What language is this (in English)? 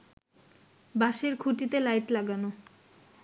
Bangla